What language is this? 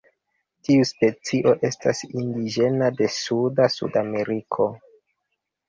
Esperanto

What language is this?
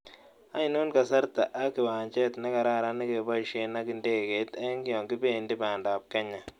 Kalenjin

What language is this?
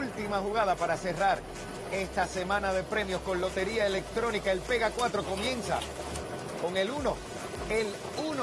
Spanish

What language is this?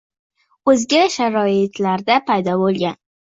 Uzbek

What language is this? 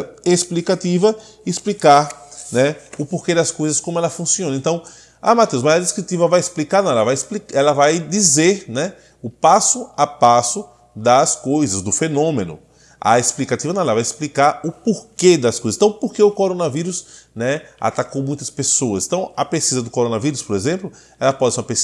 Portuguese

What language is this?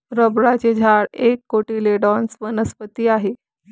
Marathi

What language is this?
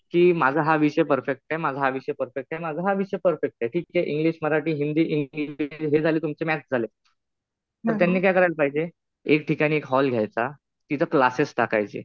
Marathi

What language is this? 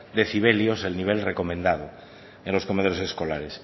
Spanish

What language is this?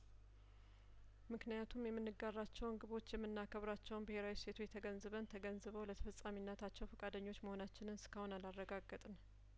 Amharic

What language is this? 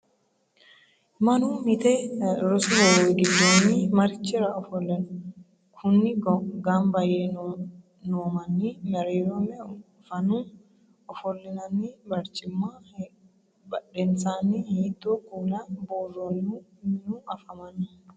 Sidamo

